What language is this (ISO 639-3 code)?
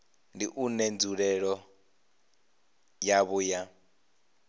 ven